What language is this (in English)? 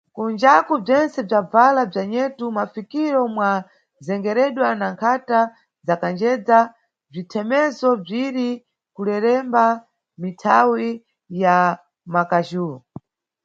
Nyungwe